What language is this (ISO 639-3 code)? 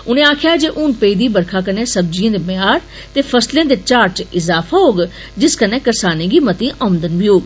doi